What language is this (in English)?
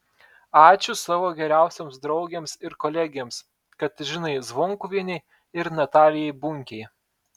Lithuanian